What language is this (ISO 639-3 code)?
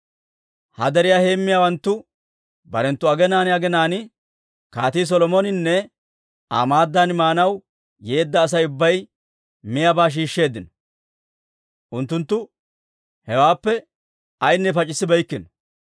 dwr